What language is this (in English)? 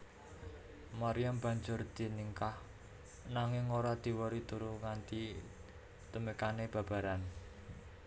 Javanese